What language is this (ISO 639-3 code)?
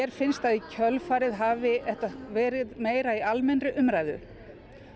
isl